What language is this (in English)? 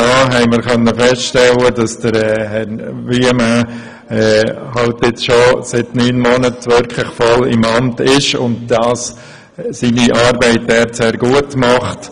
Swiss German